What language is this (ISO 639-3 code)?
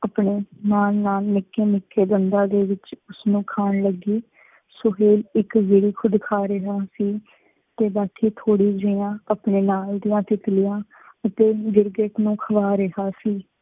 pan